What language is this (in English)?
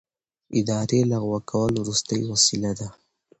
Pashto